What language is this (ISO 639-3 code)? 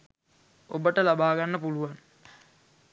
sin